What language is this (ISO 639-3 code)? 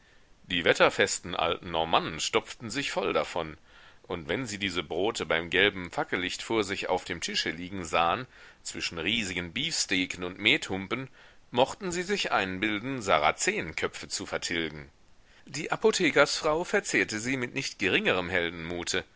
deu